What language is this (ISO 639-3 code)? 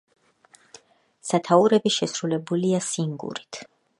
kat